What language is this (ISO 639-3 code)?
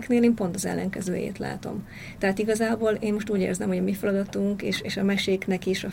hun